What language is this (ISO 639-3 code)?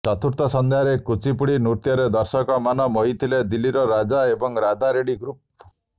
ori